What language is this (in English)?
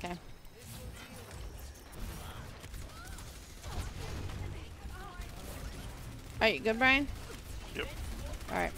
English